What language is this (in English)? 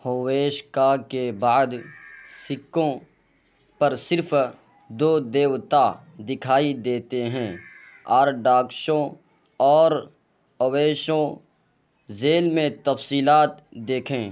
Urdu